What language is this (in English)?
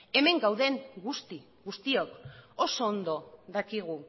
Basque